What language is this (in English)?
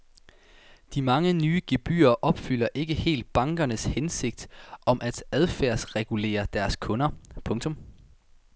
Danish